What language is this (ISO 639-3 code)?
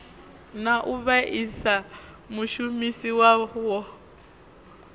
ven